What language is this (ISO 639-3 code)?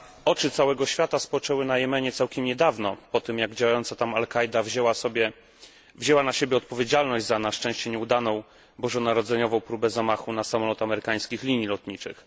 pol